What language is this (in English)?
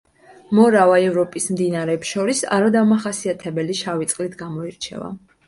Georgian